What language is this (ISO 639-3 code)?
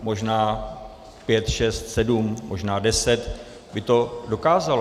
ces